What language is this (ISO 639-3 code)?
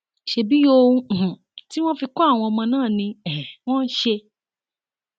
yor